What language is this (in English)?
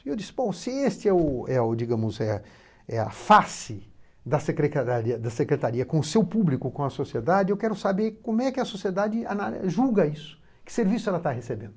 Portuguese